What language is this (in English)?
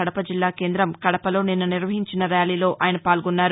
Telugu